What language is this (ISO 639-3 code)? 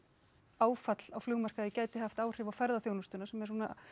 isl